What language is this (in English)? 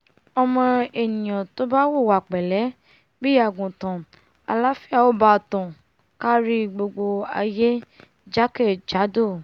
Yoruba